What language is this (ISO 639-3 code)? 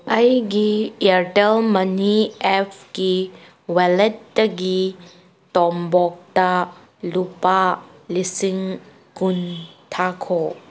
mni